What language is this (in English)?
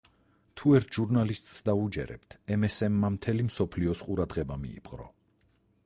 Georgian